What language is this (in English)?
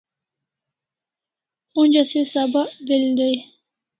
Kalasha